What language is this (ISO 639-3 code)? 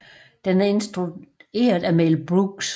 dan